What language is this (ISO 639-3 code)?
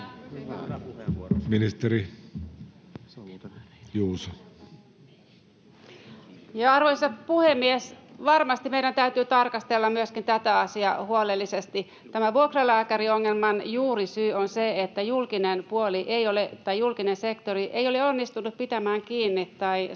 fin